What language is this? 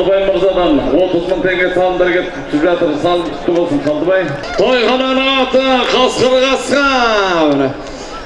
Turkish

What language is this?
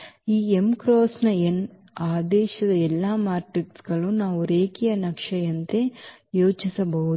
Kannada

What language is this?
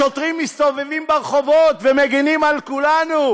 Hebrew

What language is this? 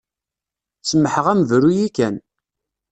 Kabyle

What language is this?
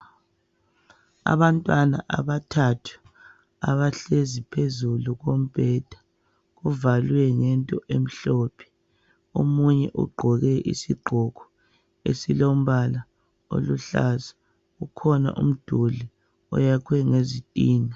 North Ndebele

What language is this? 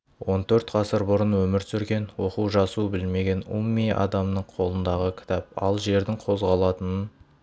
Kazakh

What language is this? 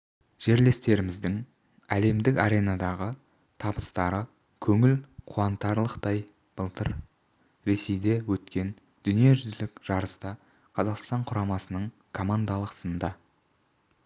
Kazakh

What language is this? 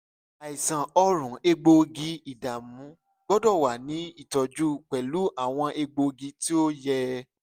Yoruba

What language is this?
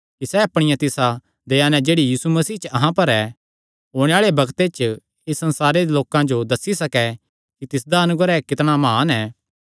Kangri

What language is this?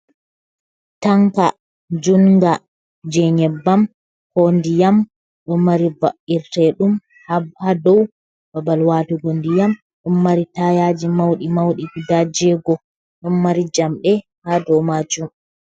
Fula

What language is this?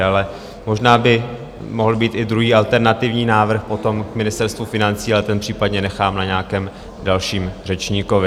Czech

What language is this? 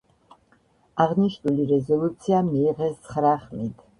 Georgian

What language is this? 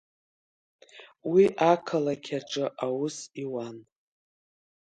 Abkhazian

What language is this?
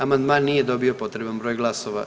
Croatian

